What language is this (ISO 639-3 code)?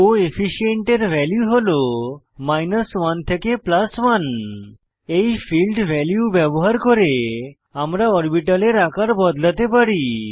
ben